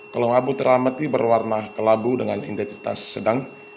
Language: Indonesian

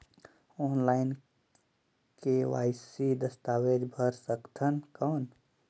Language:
Chhattisgarhi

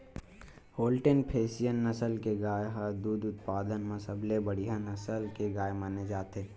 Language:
Chhattisgarhi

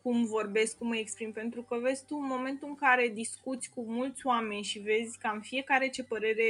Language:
Romanian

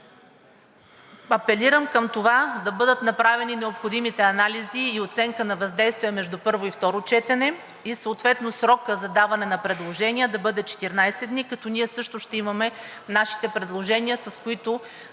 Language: Bulgarian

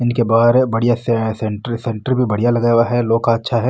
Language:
Marwari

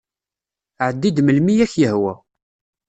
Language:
Kabyle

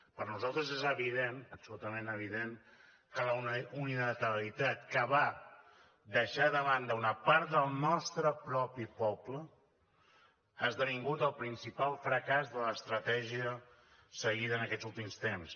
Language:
Catalan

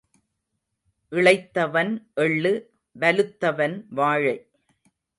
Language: Tamil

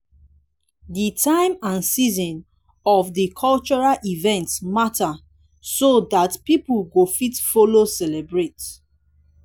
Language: Nigerian Pidgin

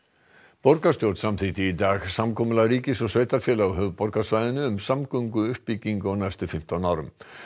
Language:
Icelandic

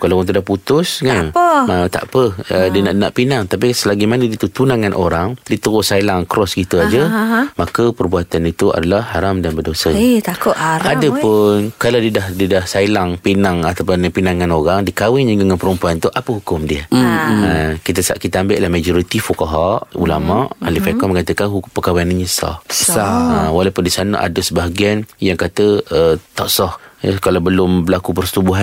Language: Malay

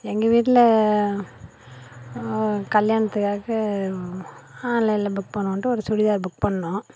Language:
Tamil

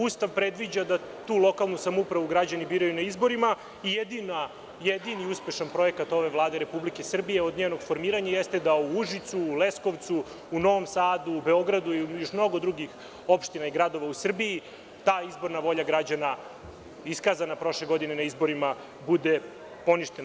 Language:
Serbian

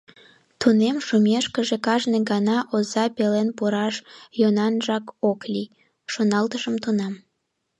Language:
Mari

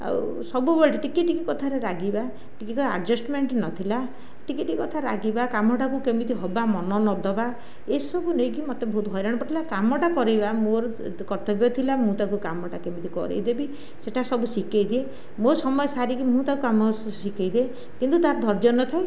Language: Odia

